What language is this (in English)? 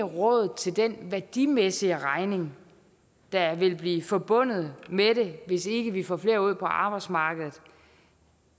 Danish